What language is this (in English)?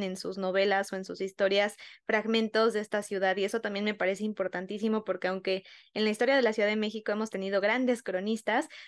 Spanish